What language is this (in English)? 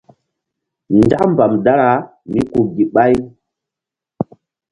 Mbum